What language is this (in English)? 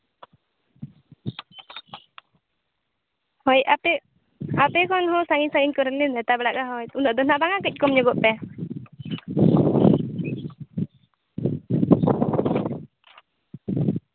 Santali